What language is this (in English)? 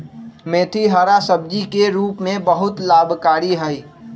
Magahi